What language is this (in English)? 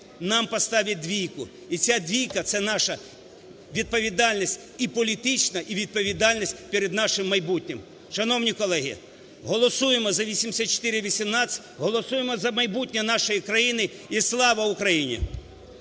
Ukrainian